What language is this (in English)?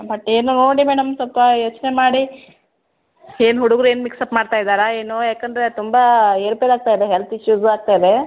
Kannada